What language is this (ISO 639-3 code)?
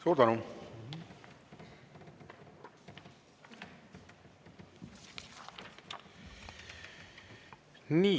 est